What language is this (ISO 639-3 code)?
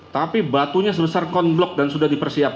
ind